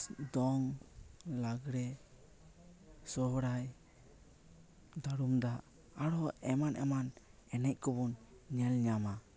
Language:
Santali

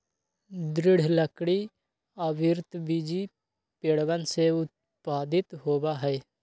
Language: Magahi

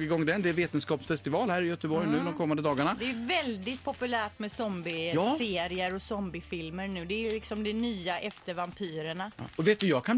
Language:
Swedish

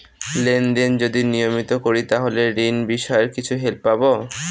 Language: Bangla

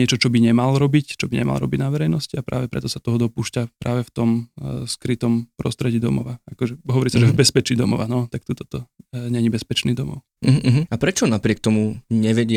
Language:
Slovak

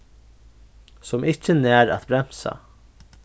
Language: Faroese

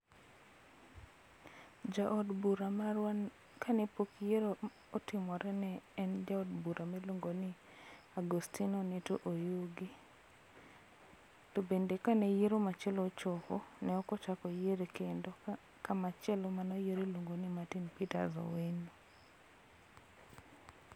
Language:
Luo (Kenya and Tanzania)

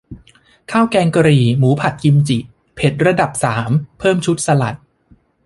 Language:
Thai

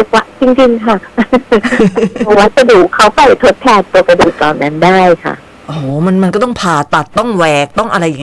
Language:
Thai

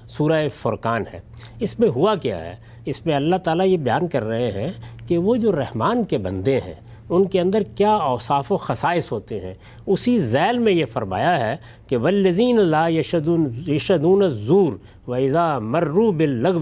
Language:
Urdu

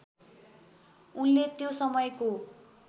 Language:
Nepali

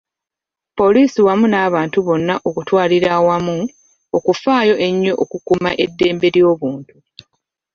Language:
Ganda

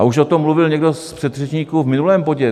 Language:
Czech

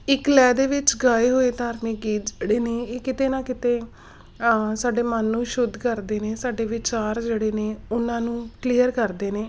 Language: Punjabi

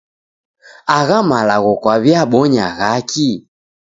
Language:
Taita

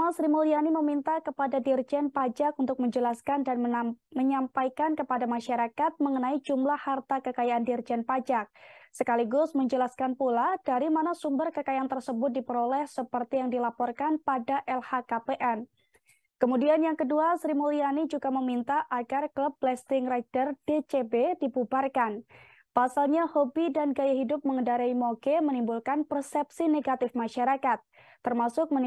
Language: Indonesian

